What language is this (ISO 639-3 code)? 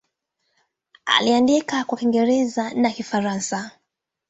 swa